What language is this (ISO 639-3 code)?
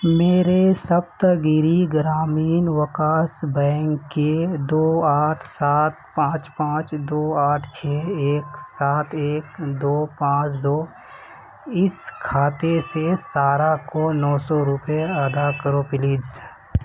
urd